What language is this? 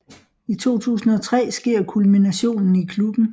Danish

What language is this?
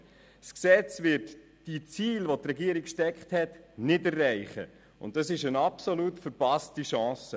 Swiss German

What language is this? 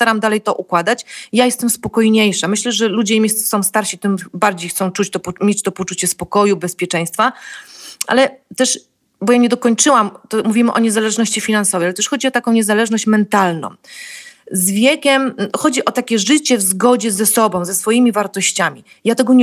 Polish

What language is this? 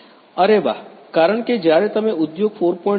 Gujarati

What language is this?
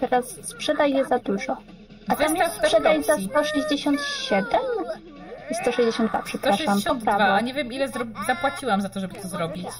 Polish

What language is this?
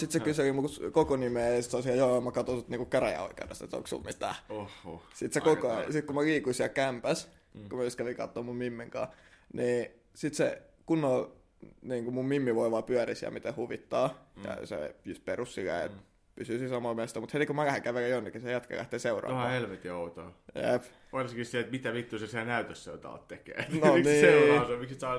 Finnish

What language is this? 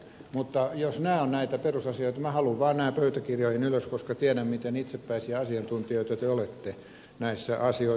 Finnish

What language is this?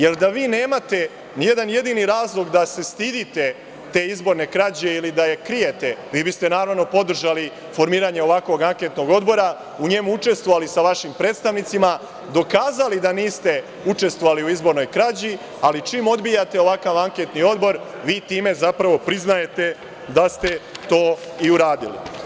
Serbian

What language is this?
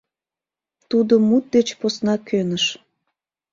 Mari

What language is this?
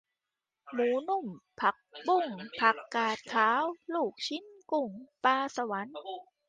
Thai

